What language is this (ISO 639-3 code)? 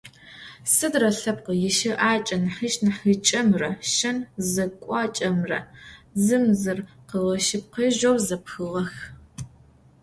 ady